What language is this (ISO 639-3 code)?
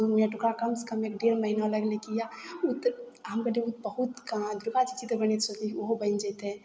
mai